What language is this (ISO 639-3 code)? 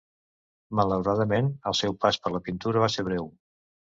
cat